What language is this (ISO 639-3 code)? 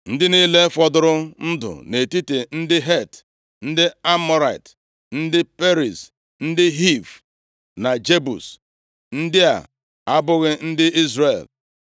ibo